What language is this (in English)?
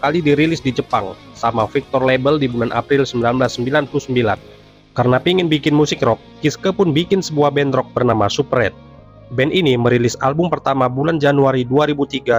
Indonesian